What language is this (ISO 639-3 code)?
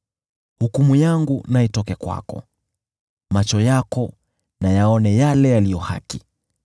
swa